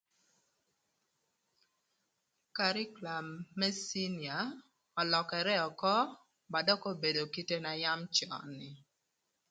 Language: Thur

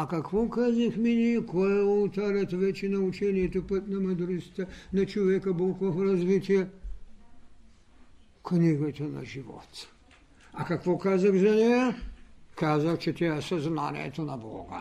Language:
Bulgarian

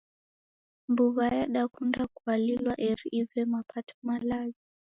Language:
Taita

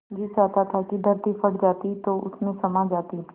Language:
Hindi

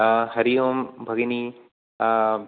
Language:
Sanskrit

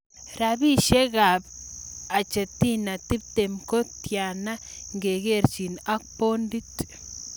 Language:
Kalenjin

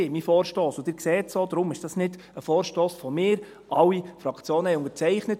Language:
Swiss German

